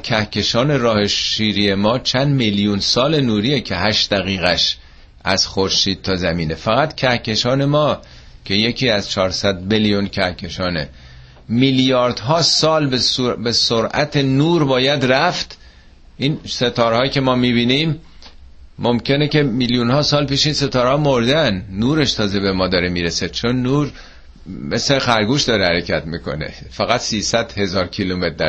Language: Persian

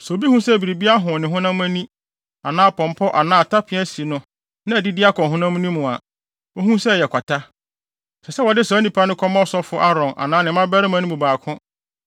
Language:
Akan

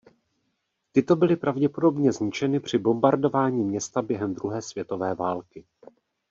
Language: Czech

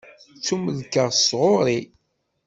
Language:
Kabyle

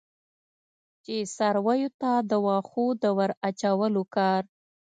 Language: Pashto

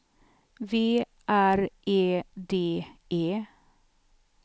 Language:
Swedish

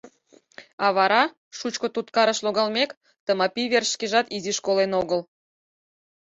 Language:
Mari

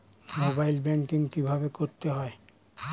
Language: Bangla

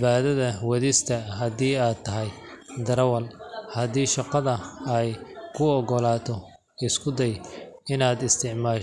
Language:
Somali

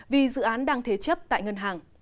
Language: Vietnamese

